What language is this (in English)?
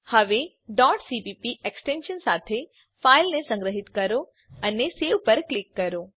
Gujarati